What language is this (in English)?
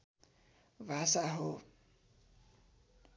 Nepali